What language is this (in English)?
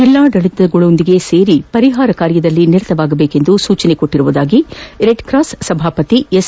Kannada